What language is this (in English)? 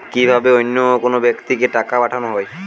Bangla